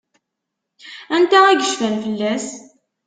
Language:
Kabyle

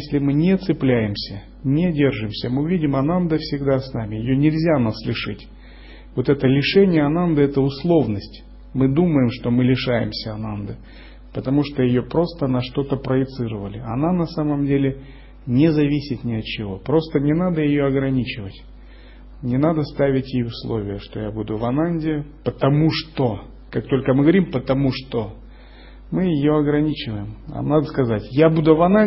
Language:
Russian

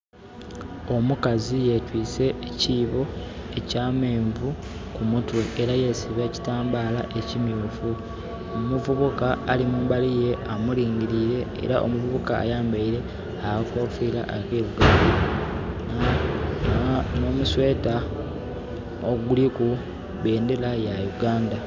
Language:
Soga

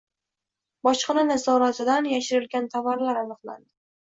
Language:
Uzbek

